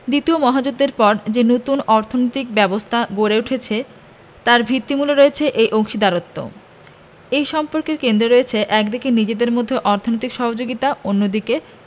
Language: Bangla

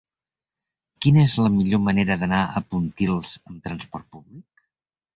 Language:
Catalan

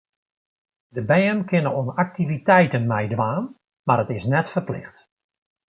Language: Western Frisian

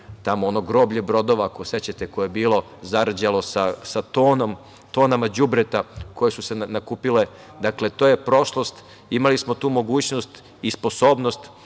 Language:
Serbian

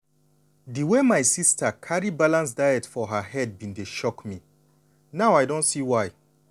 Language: Nigerian Pidgin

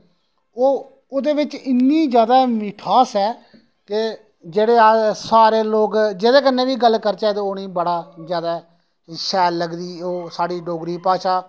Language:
Dogri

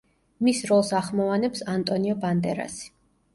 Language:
Georgian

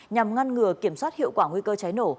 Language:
Vietnamese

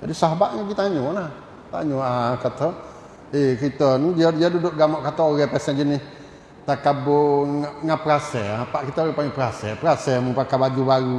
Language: Malay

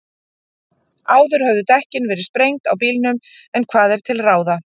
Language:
Icelandic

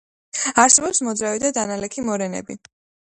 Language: Georgian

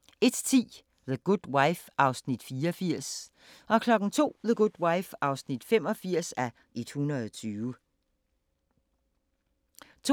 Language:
Danish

